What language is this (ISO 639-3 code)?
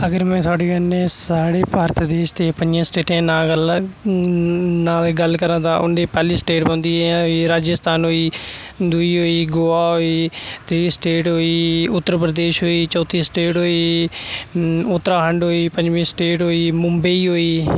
doi